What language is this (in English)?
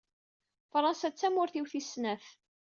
Kabyle